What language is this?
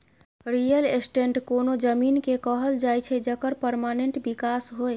Maithili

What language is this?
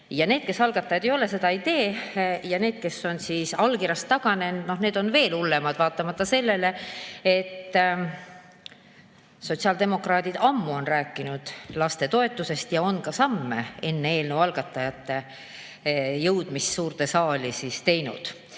Estonian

